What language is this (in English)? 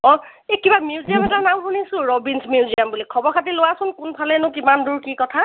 Assamese